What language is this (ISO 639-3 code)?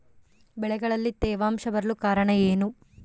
kan